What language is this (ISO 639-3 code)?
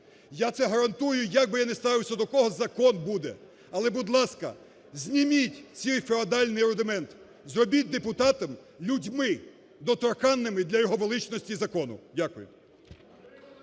ukr